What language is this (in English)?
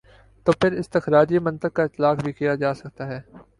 Urdu